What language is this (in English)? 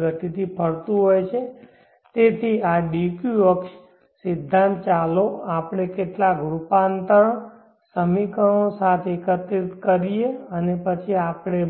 Gujarati